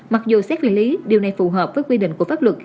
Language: Vietnamese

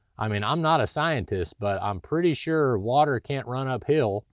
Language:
English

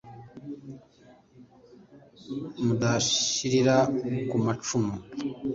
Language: Kinyarwanda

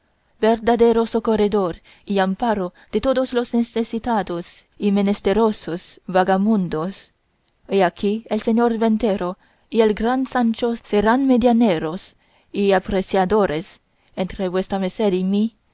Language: Spanish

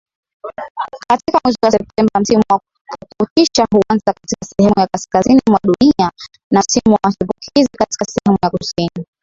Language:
Swahili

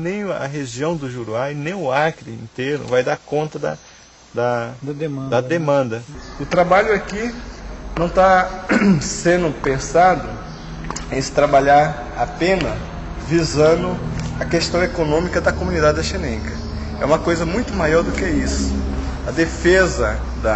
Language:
Portuguese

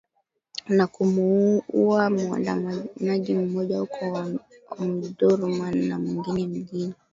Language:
Swahili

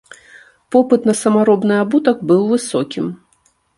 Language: Belarusian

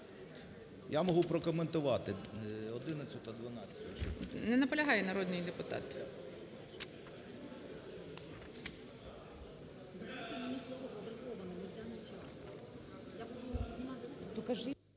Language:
Ukrainian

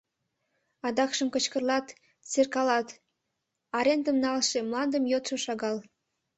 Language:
Mari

